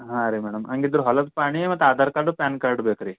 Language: Kannada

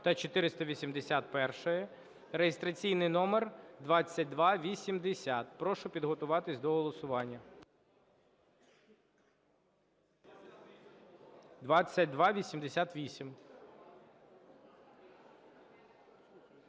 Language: Ukrainian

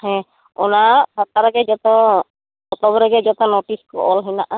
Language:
Santali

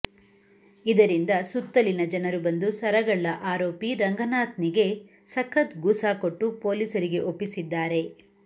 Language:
Kannada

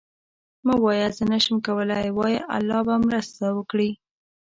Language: Pashto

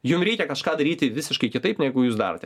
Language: Lithuanian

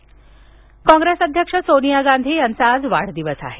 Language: Marathi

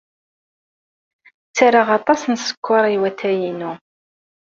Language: Kabyle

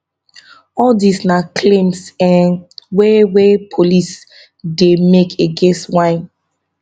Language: Nigerian Pidgin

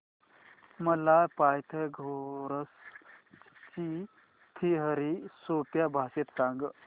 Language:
Marathi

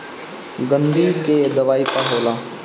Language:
Bhojpuri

